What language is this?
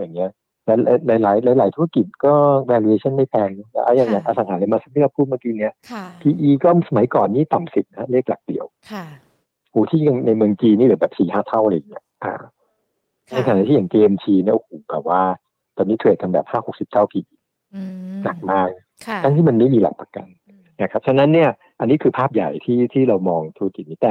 Thai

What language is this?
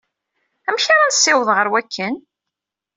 Kabyle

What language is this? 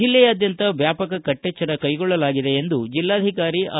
Kannada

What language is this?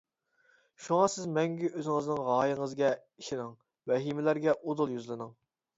Uyghur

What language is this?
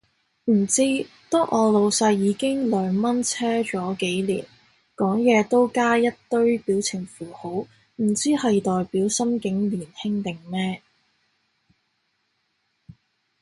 Cantonese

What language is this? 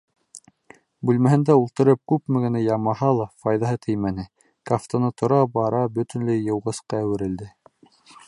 Bashkir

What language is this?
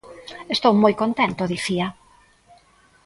Galician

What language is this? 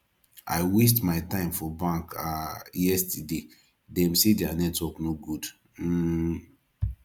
Nigerian Pidgin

